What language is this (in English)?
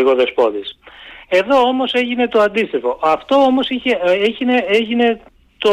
Greek